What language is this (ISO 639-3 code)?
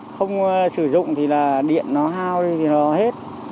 vie